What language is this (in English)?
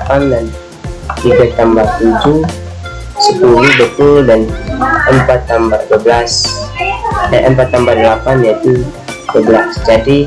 Indonesian